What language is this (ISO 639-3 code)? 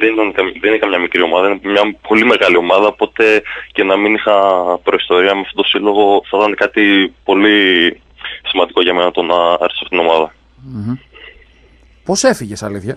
ell